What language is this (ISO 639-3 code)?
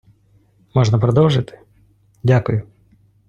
ukr